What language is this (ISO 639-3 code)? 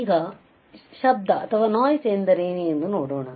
kan